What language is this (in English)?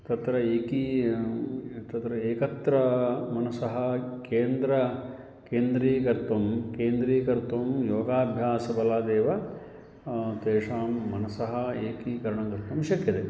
Sanskrit